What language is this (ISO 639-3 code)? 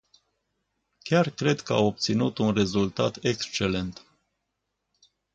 ron